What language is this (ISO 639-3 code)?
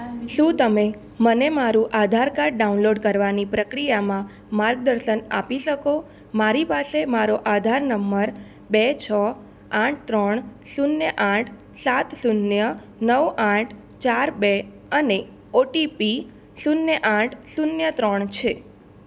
guj